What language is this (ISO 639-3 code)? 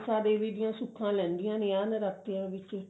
pan